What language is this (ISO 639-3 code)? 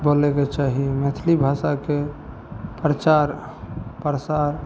mai